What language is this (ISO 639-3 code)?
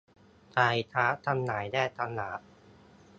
tha